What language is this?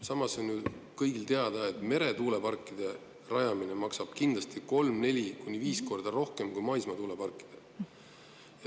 Estonian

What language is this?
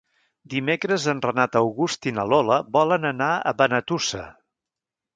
Catalan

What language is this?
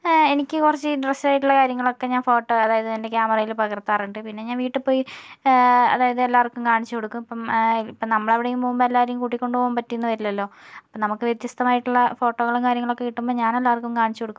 Malayalam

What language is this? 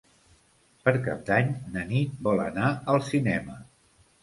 Catalan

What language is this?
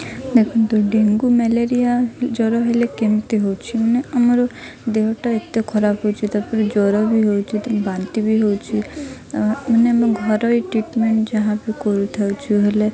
Odia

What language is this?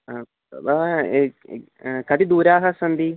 Sanskrit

